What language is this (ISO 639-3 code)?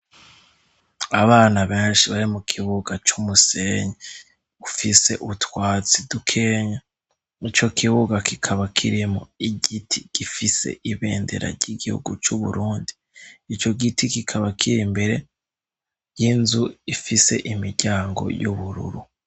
run